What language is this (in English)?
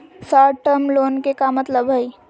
Magahi